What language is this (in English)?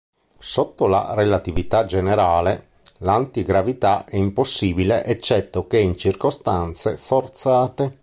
Italian